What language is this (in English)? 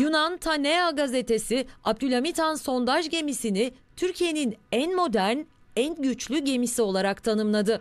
Turkish